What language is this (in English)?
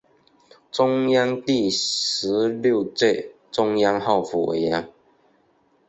Chinese